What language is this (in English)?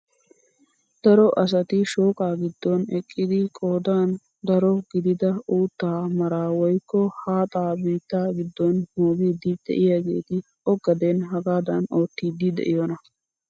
Wolaytta